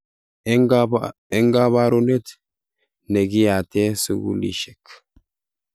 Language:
Kalenjin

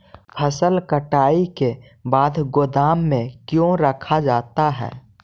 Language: Magahi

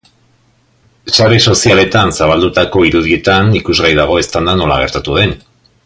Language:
Basque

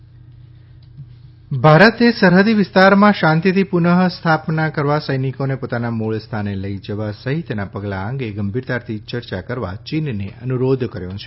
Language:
Gujarati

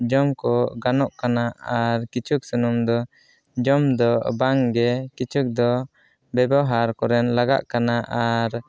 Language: Santali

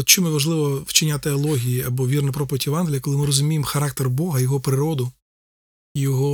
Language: Ukrainian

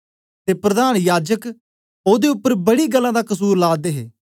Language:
Dogri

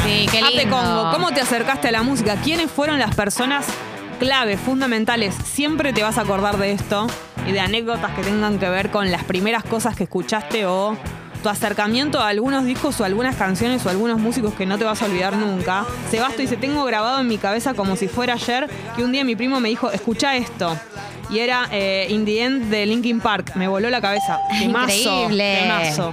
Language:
Spanish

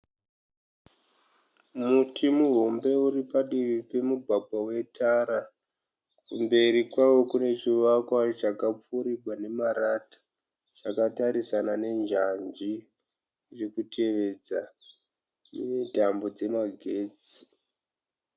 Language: Shona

